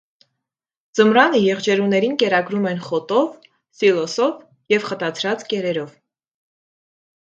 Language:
Armenian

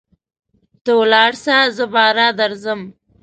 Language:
Pashto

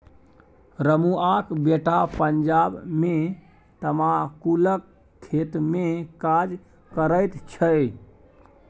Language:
Maithili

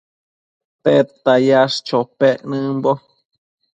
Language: Matsés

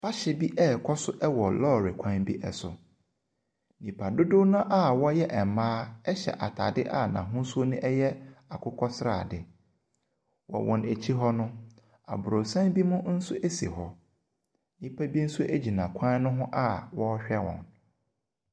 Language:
Akan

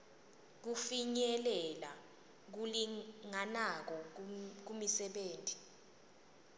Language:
Swati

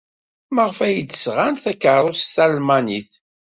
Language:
Kabyle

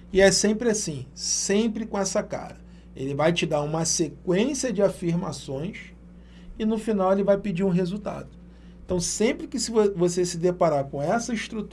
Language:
Portuguese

